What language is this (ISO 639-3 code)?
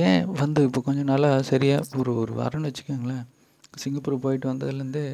tam